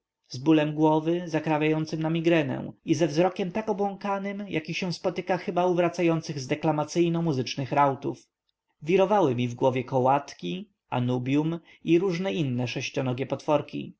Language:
Polish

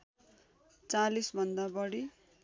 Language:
Nepali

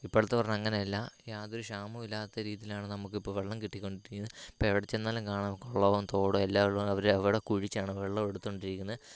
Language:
Malayalam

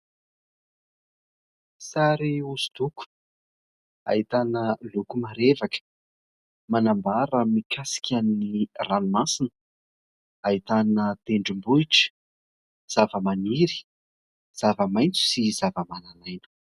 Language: Malagasy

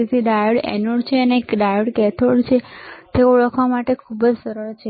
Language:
Gujarati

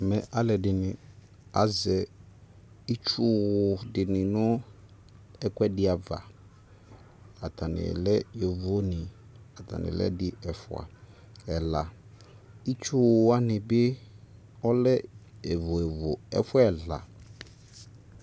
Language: Ikposo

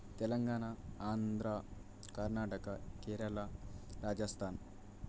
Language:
Telugu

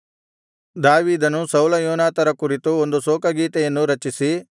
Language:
Kannada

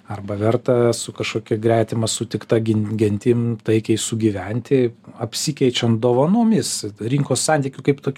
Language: Lithuanian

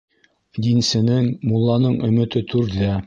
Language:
Bashkir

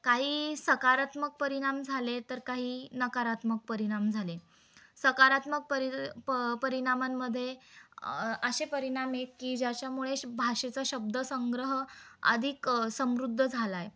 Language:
Marathi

